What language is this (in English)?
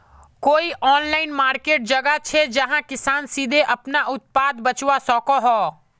Magahi